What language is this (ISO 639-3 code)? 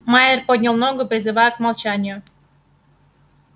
rus